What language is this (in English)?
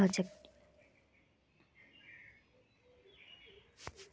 Magahi